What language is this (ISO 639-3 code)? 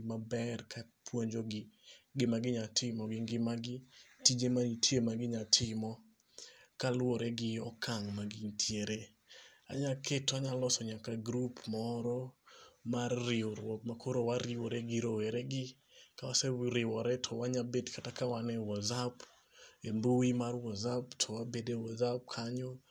luo